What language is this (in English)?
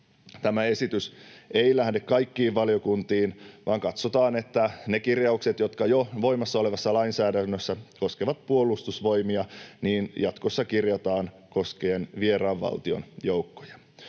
Finnish